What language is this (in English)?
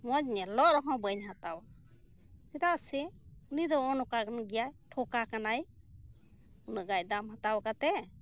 Santali